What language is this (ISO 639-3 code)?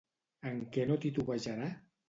cat